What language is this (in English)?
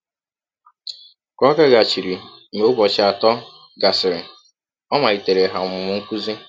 Igbo